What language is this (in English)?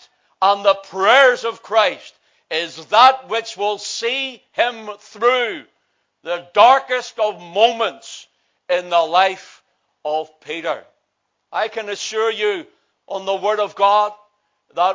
English